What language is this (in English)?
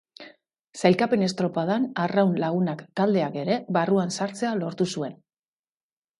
Basque